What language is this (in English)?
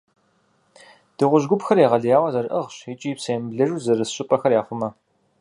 Kabardian